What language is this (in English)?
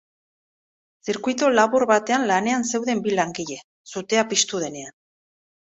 Basque